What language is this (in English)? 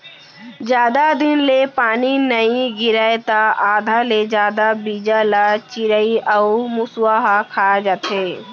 Chhattisgarhi